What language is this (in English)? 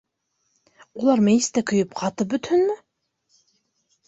Bashkir